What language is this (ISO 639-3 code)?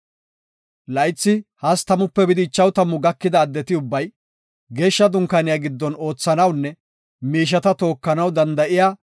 gof